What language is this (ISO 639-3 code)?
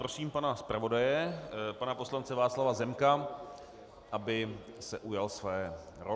ces